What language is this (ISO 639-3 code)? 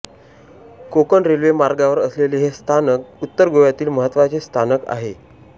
mar